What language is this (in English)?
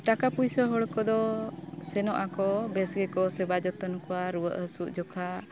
Santali